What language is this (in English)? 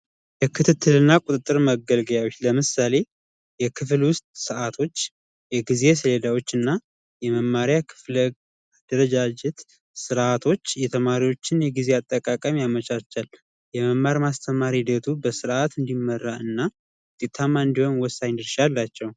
Amharic